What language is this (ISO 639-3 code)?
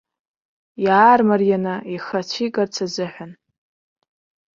abk